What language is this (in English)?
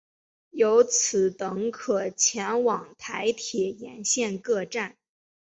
Chinese